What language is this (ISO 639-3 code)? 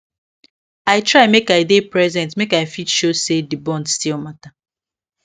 pcm